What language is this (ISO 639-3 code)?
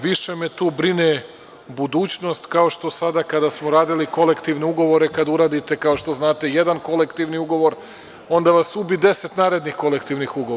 srp